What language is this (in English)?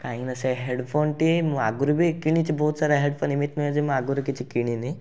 Odia